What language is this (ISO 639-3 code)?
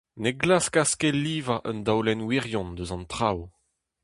bre